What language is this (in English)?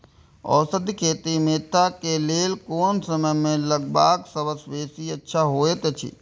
Maithili